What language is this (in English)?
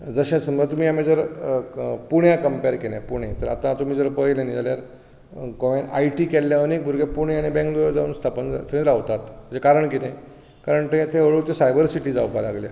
Konkani